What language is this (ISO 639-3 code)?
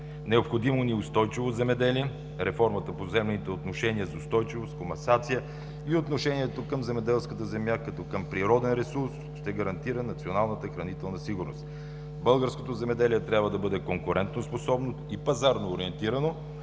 bul